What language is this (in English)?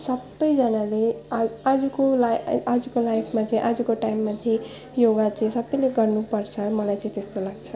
Nepali